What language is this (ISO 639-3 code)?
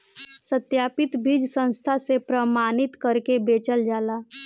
bho